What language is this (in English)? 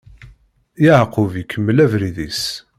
Kabyle